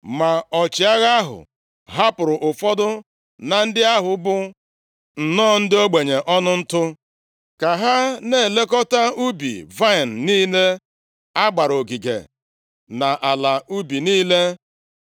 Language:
Igbo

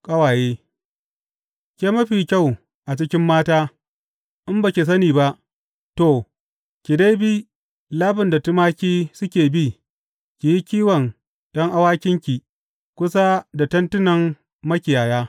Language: Hausa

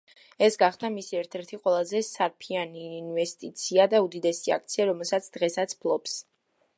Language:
Georgian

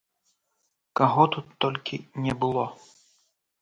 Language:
Belarusian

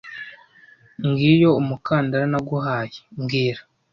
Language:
Kinyarwanda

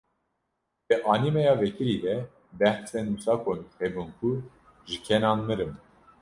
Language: Kurdish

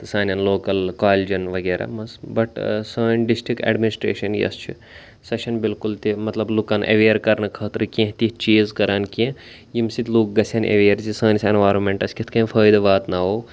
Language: Kashmiri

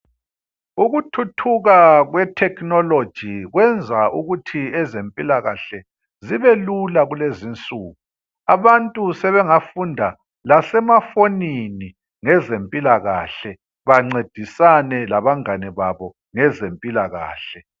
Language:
North Ndebele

